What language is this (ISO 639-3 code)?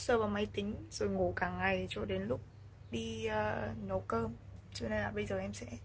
vie